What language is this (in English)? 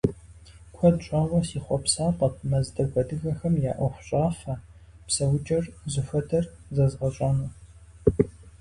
Kabardian